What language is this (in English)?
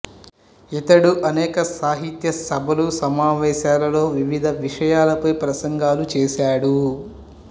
Telugu